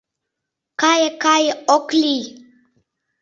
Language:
Mari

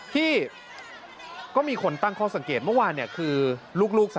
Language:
Thai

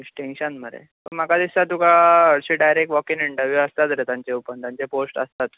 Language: Konkani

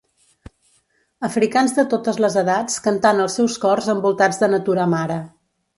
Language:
Catalan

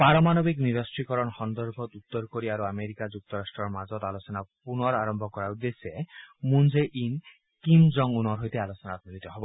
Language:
Assamese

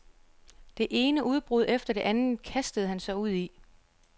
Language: Danish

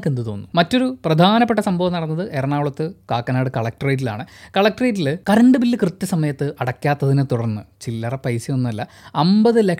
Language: Malayalam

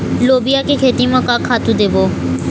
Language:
Chhattisgarhi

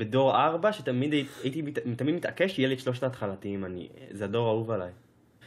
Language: Hebrew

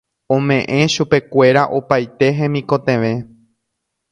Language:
Guarani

